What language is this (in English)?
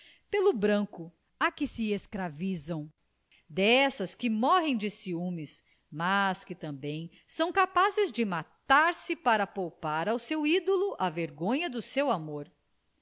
Portuguese